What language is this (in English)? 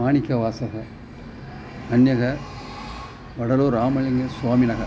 Sanskrit